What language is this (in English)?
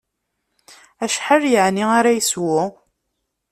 Kabyle